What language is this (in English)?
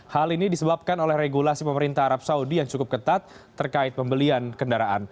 Indonesian